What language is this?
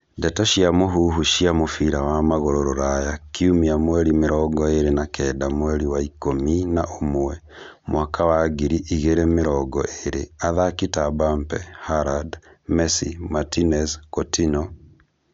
Kikuyu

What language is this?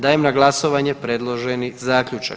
Croatian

